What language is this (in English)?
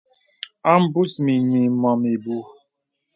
Bebele